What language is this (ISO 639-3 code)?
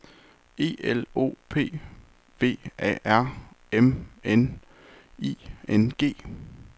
dan